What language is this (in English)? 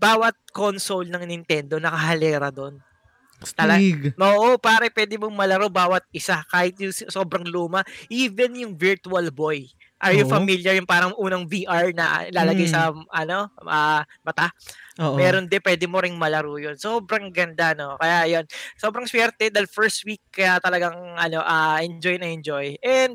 Filipino